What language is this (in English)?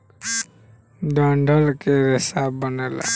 Bhojpuri